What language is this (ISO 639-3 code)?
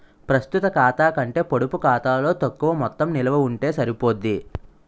tel